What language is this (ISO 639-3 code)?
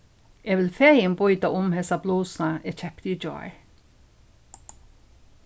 fao